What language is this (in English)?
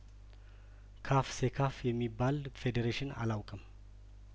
Amharic